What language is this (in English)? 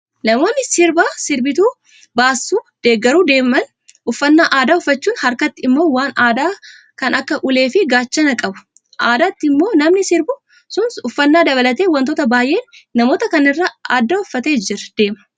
Oromo